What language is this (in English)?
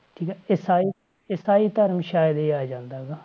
Punjabi